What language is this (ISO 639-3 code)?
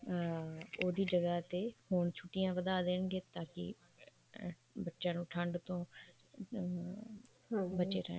pan